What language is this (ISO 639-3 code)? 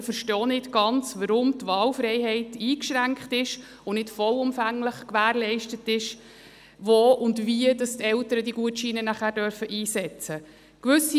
gsw